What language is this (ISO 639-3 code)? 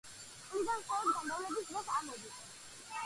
kat